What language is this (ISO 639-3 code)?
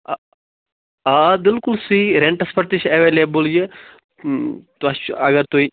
kas